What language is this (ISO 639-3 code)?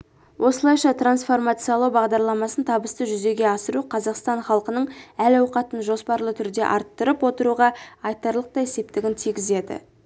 kaz